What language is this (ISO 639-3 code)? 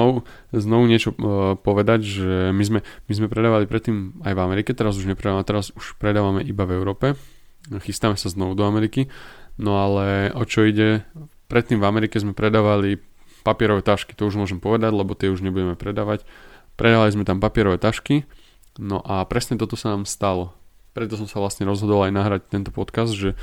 slk